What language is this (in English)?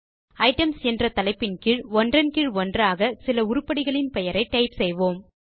Tamil